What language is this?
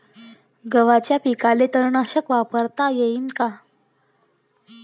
Marathi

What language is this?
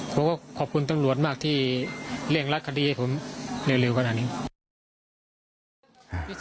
Thai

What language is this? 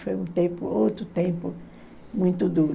Portuguese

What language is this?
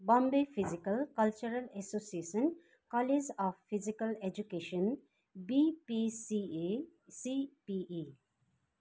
Nepali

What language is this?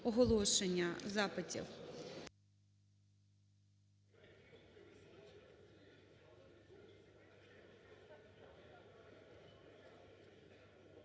Ukrainian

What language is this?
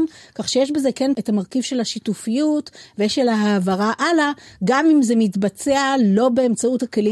Hebrew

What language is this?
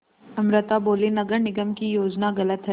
Hindi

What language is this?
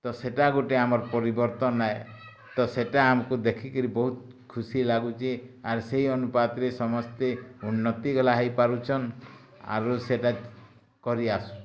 Odia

